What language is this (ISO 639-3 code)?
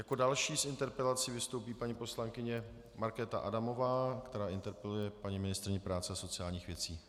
ces